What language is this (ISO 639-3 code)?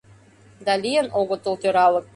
chm